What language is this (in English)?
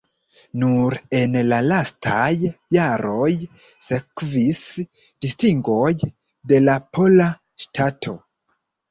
Esperanto